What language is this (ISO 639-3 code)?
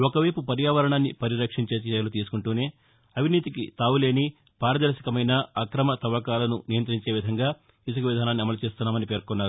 tel